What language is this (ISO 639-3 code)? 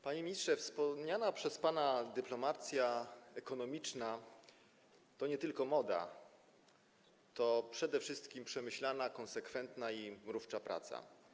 pol